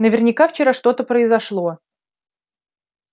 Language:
Russian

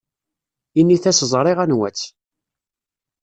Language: Kabyle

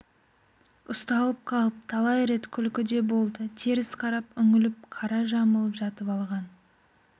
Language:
Kazakh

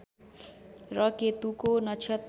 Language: Nepali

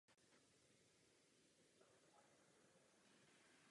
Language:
Czech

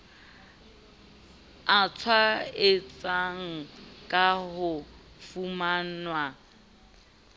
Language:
Southern Sotho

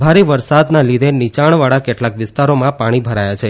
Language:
Gujarati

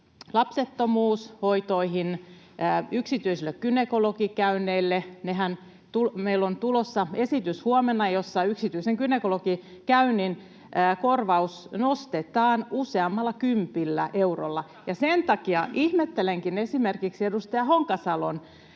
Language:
Finnish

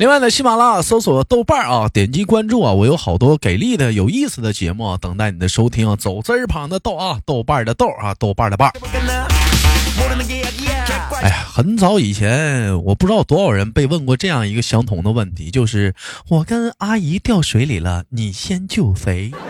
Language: Chinese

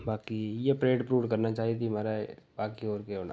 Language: Dogri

